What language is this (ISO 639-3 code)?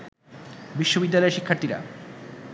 ben